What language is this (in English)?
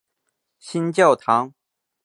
Chinese